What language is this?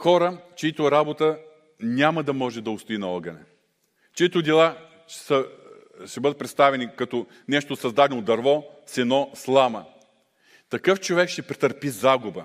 Bulgarian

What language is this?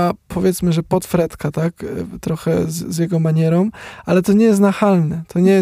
Polish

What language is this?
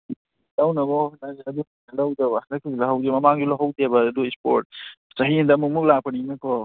Manipuri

